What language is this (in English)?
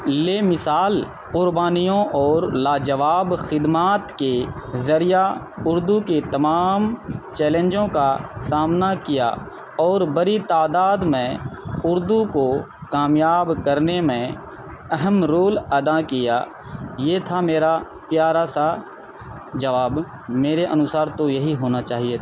Urdu